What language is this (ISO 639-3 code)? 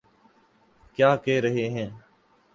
urd